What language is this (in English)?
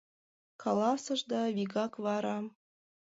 Mari